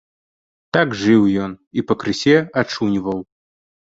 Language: Belarusian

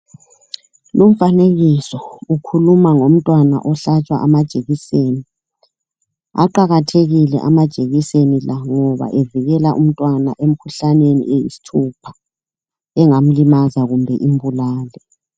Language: North Ndebele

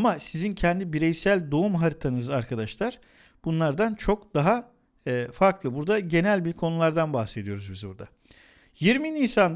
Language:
Turkish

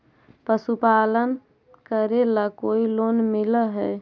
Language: Magahi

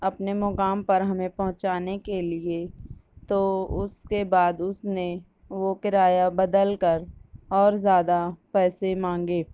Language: Urdu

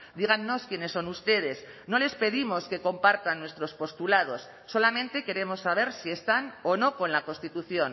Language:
Spanish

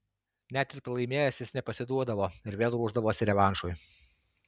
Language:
Lithuanian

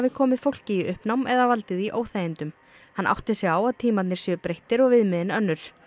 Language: Icelandic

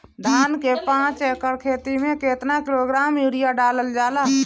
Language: Bhojpuri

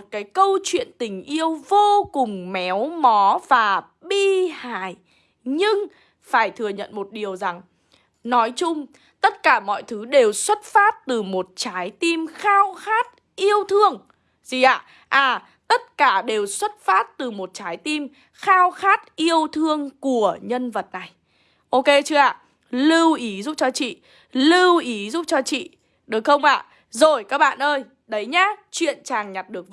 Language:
Vietnamese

